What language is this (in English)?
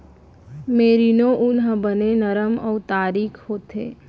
Chhattisgarhi